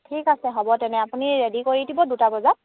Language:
Assamese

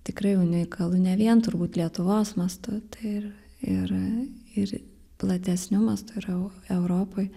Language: Lithuanian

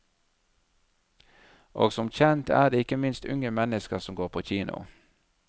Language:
Norwegian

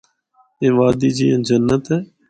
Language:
Northern Hindko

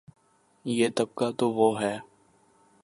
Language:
Urdu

